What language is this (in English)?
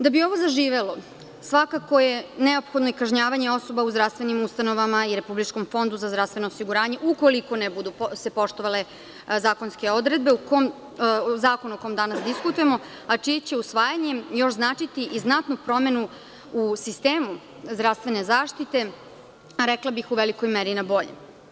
Serbian